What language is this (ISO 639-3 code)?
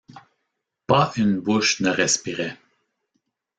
fra